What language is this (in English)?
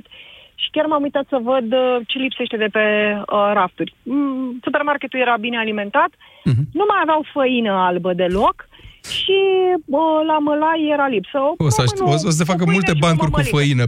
Romanian